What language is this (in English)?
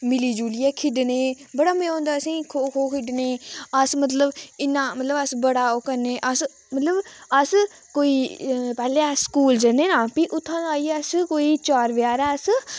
Dogri